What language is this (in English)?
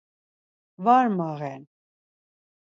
Laz